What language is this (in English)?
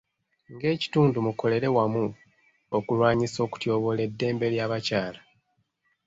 Ganda